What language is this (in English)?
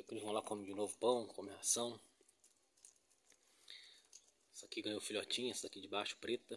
Portuguese